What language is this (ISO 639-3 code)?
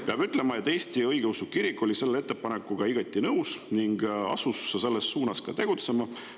est